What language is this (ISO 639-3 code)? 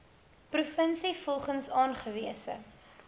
afr